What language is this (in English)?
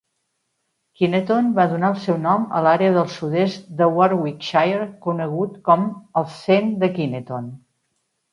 Catalan